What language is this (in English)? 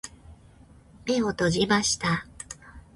Japanese